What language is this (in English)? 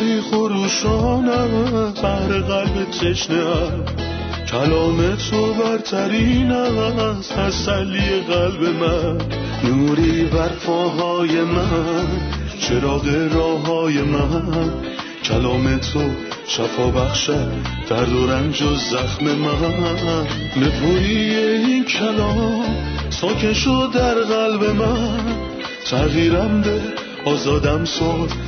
Persian